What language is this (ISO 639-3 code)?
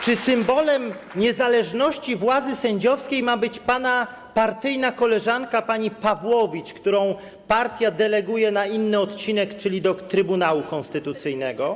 pol